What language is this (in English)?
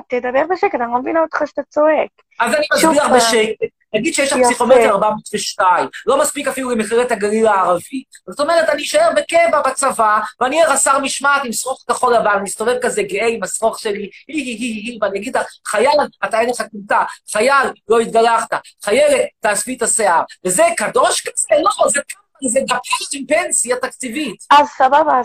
Hebrew